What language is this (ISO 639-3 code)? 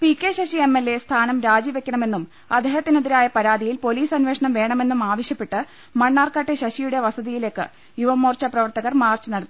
mal